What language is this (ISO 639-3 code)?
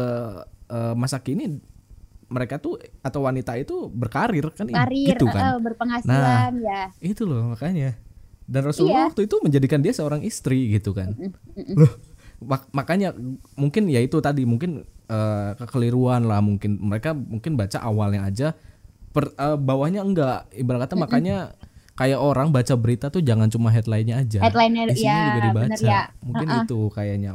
ind